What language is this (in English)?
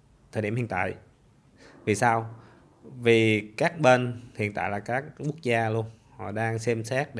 Vietnamese